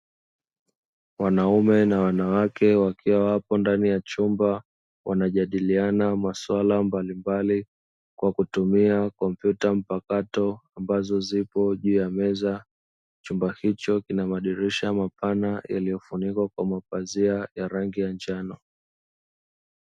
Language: Swahili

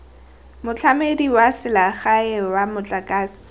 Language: Tswana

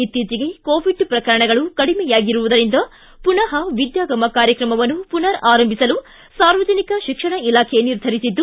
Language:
Kannada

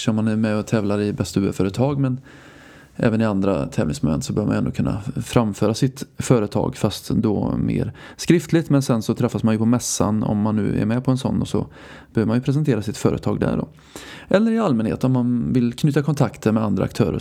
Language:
Swedish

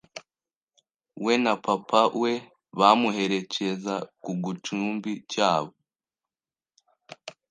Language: Kinyarwanda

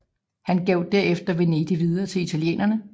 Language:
Danish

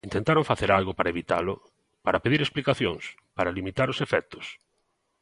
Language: Galician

